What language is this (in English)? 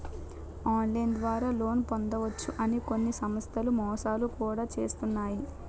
Telugu